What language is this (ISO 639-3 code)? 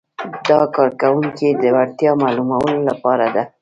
pus